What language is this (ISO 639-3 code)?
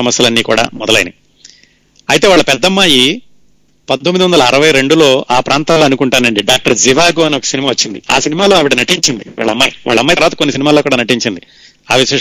tel